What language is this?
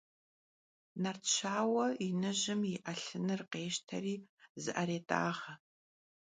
Kabardian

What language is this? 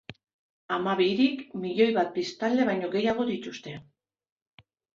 Basque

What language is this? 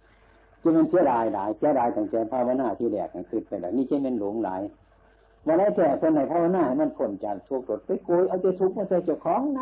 Thai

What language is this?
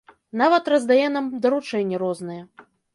Belarusian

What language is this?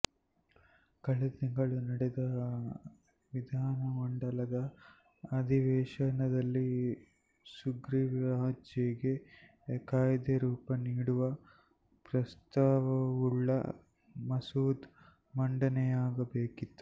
Kannada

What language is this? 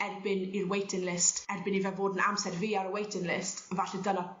Welsh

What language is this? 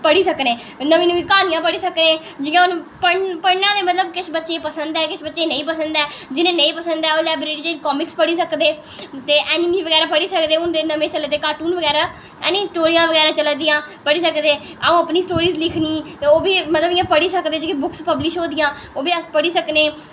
Dogri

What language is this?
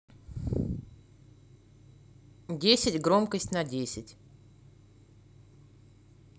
Russian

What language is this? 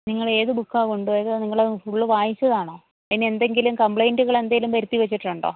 Malayalam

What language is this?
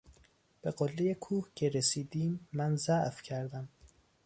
Persian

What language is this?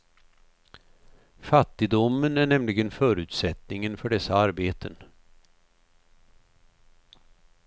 Swedish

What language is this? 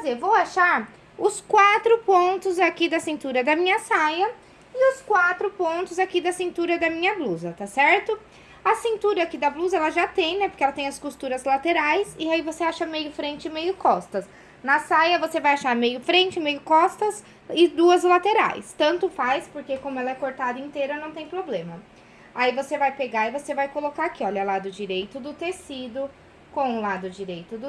Portuguese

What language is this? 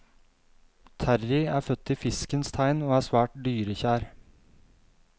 Norwegian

